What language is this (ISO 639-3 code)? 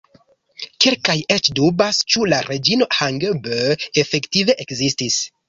epo